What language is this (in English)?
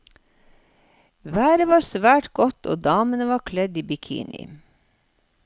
Norwegian